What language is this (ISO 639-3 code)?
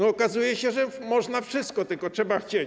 pol